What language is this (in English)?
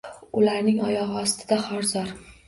Uzbek